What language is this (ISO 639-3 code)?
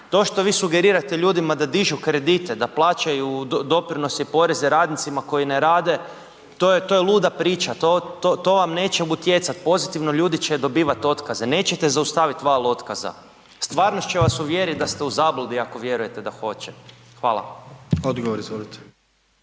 hrv